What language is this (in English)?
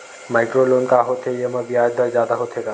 Chhattisgarhi